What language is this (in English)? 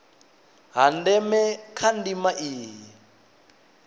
Venda